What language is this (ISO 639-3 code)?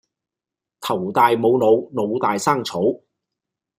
yue